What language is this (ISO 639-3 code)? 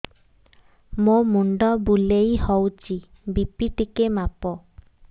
ori